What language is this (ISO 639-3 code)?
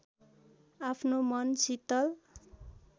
nep